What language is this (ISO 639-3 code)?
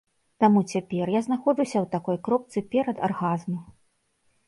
bel